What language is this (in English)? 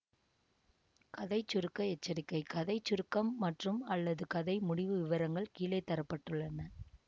Tamil